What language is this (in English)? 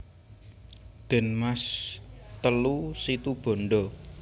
Javanese